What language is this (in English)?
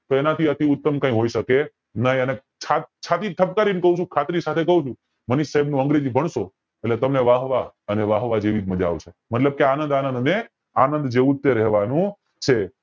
Gujarati